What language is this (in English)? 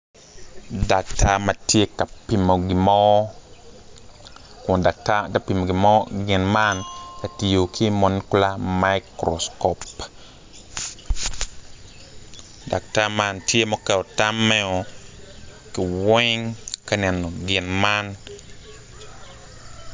Acoli